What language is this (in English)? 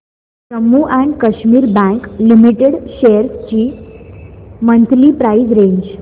Marathi